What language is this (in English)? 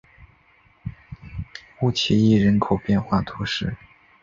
Chinese